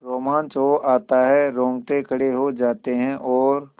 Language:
Hindi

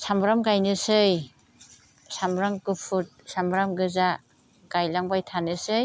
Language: Bodo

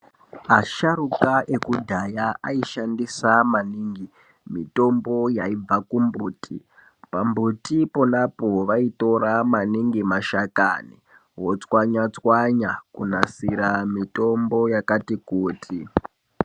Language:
Ndau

